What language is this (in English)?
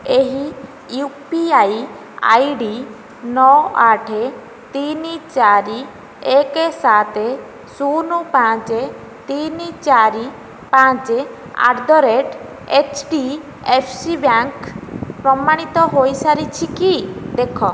Odia